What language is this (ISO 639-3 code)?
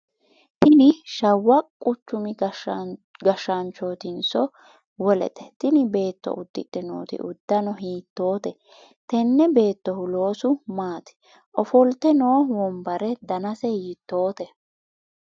sid